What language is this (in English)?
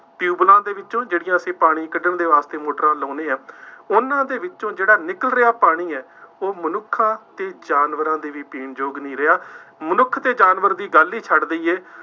Punjabi